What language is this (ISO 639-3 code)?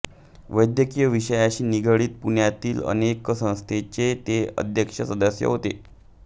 mar